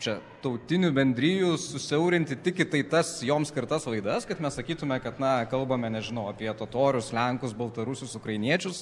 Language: Lithuanian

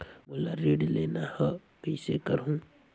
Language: Chhattisgarhi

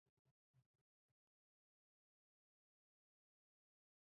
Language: Pashto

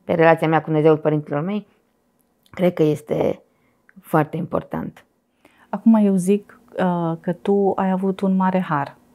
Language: Romanian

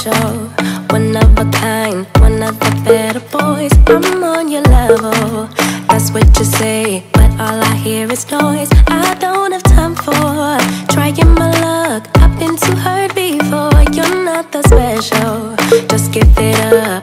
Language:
English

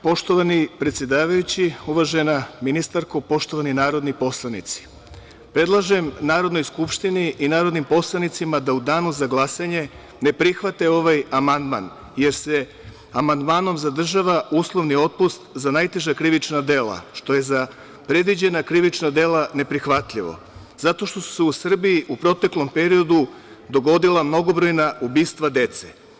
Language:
Serbian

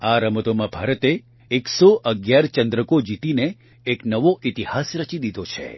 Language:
Gujarati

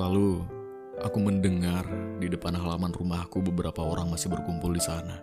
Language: Indonesian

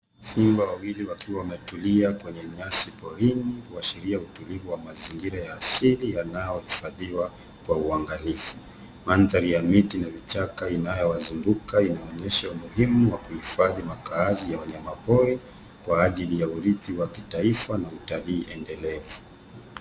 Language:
Swahili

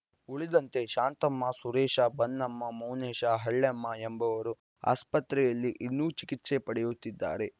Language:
Kannada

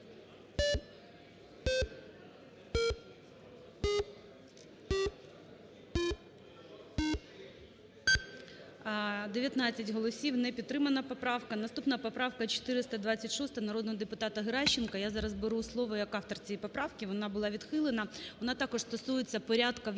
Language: Ukrainian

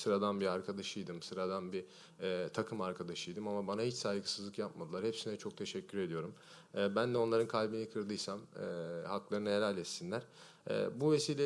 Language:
Turkish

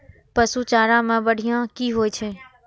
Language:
Maithili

